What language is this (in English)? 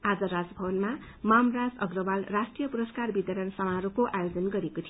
Nepali